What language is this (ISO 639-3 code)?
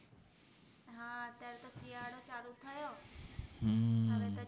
guj